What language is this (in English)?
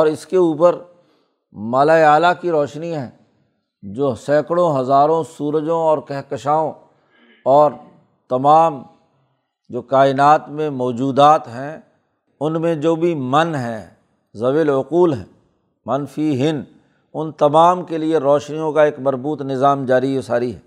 Urdu